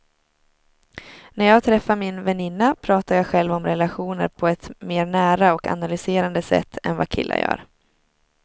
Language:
Swedish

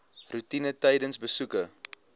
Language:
Afrikaans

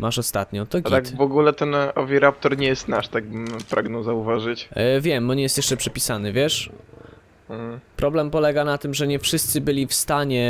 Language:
Polish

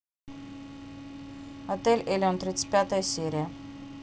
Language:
Russian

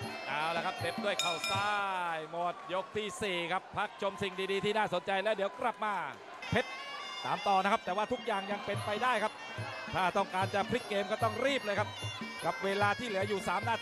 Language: Thai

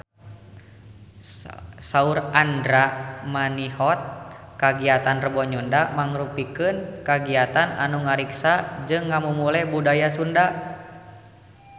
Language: Sundanese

